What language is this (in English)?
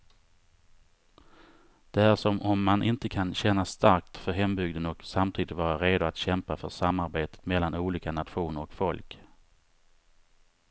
Swedish